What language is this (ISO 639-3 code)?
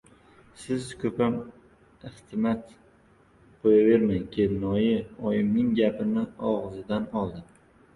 uzb